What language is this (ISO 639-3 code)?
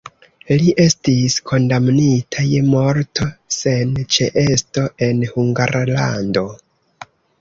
epo